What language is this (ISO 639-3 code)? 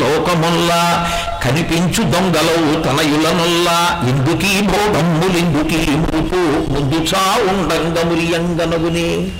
tel